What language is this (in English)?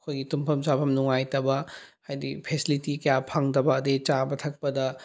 Manipuri